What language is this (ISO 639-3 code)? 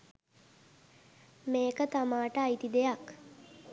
sin